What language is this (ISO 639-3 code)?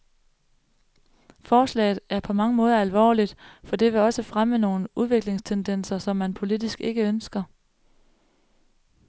dan